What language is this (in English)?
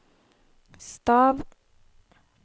Norwegian